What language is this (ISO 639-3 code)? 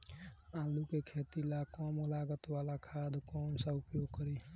bho